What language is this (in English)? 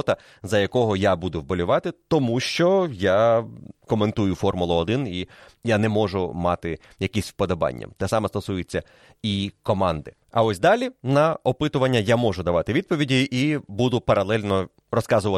Ukrainian